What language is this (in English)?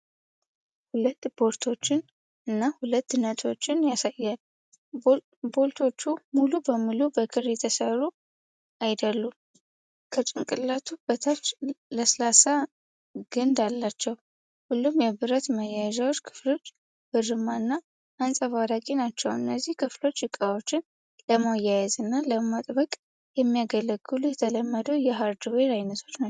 Amharic